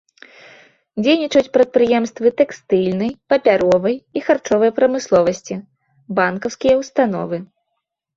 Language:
Belarusian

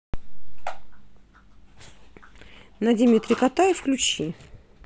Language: Russian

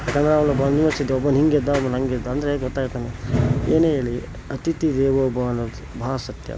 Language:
Kannada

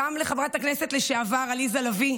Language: Hebrew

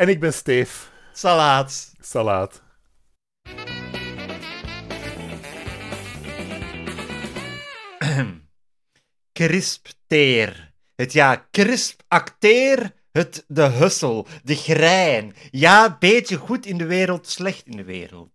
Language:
Dutch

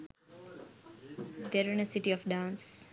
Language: Sinhala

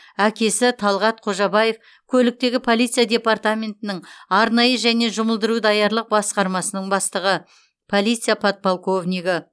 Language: Kazakh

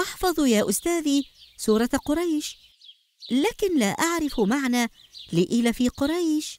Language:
Arabic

